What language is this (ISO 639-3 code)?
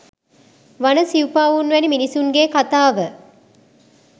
sin